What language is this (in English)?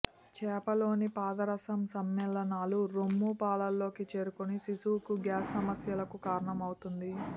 Telugu